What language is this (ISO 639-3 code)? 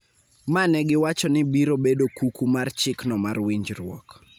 luo